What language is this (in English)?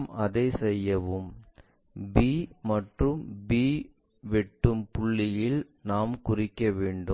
Tamil